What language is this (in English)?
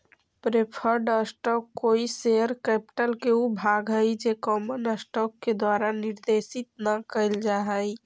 Magahi